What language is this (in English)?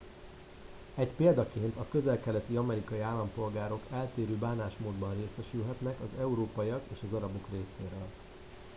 Hungarian